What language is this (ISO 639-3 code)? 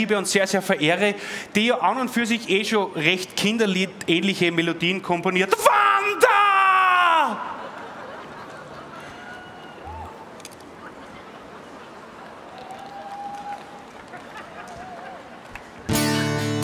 deu